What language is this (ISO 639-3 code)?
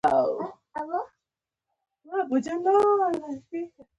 pus